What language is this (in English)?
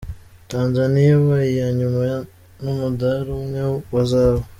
Kinyarwanda